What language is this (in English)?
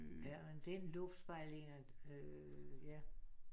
Danish